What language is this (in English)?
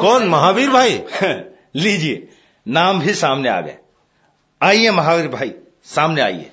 Hindi